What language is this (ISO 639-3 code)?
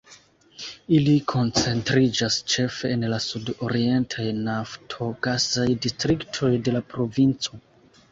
epo